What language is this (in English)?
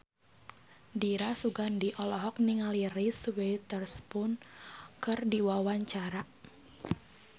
Sundanese